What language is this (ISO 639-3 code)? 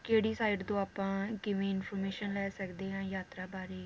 pan